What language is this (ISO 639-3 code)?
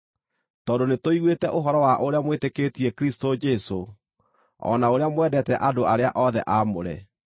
kik